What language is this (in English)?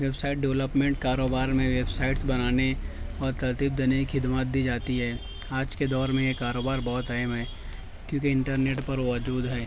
Urdu